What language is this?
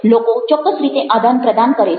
Gujarati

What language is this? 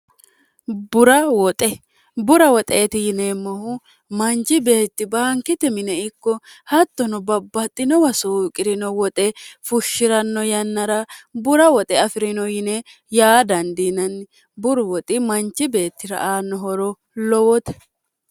Sidamo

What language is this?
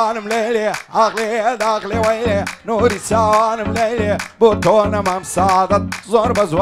Romanian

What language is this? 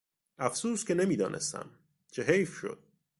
Persian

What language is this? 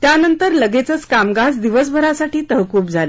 Marathi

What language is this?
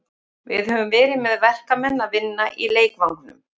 Icelandic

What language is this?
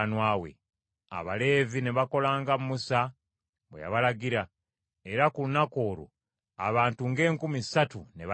Ganda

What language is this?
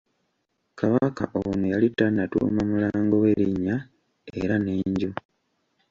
Ganda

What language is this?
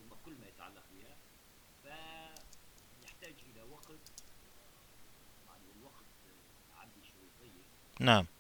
Arabic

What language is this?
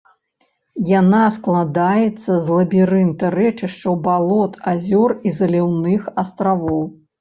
Belarusian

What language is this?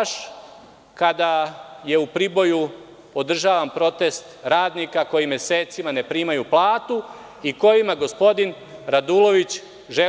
Serbian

